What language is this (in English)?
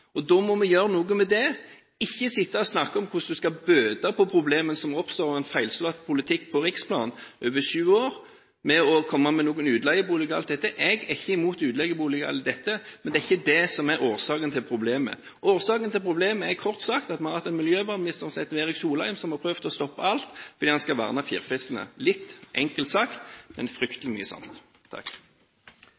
Norwegian Bokmål